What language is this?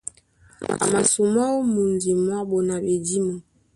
Duala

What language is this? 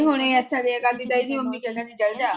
Punjabi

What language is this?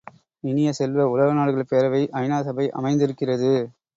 Tamil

